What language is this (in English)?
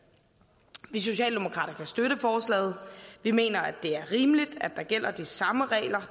Danish